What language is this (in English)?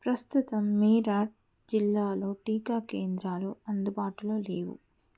Telugu